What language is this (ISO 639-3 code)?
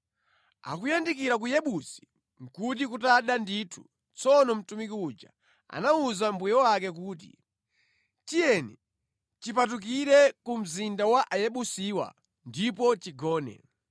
nya